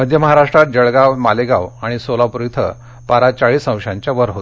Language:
Marathi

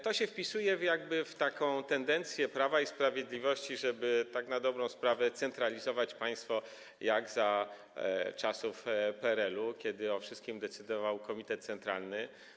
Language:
Polish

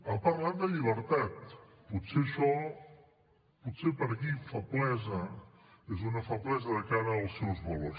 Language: Catalan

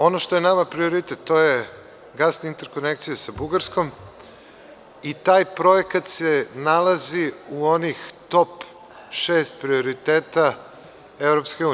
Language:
Serbian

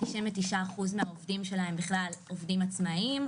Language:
Hebrew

